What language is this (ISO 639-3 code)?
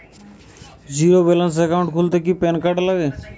ben